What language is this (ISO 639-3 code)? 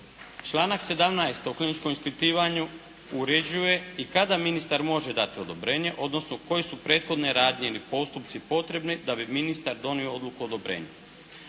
hrv